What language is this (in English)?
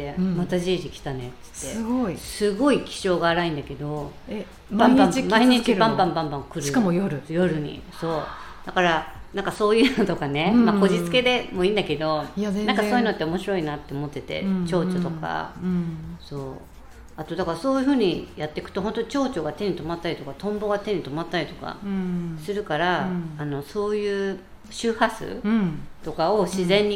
Japanese